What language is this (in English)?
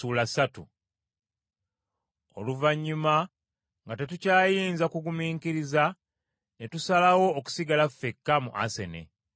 Ganda